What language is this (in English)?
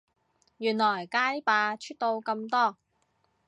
Cantonese